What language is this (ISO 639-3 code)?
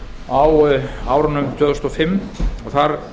isl